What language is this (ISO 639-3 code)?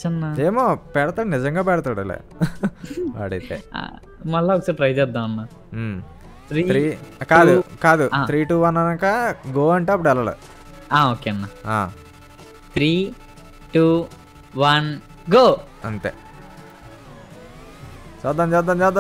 tel